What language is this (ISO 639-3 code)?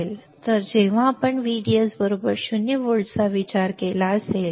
mar